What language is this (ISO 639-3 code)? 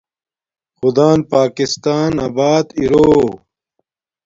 dmk